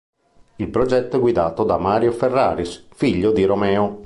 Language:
Italian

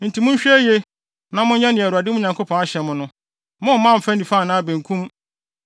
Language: Akan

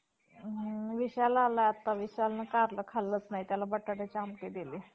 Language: Marathi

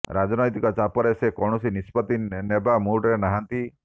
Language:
Odia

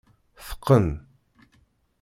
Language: Kabyle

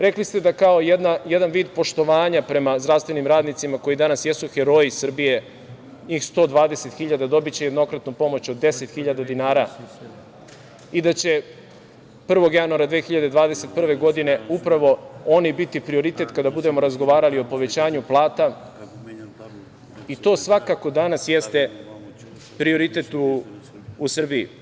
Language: Serbian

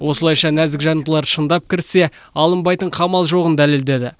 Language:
Kazakh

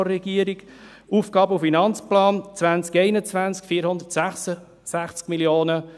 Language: Swiss German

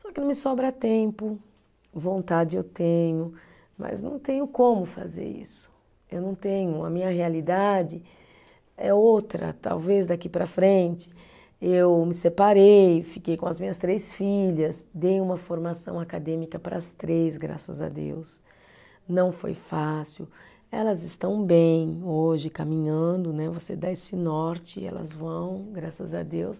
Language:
Portuguese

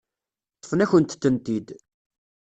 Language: Kabyle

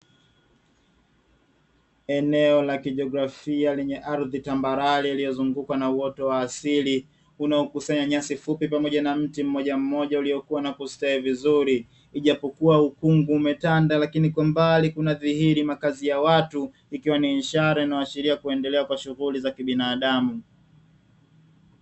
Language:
Swahili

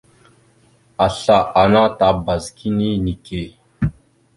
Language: Mada (Cameroon)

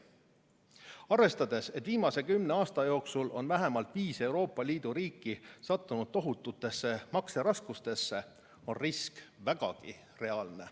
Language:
Estonian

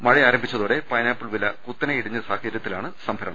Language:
Malayalam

